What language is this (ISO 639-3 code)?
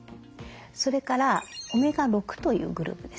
jpn